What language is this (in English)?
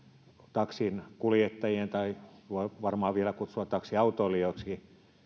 Finnish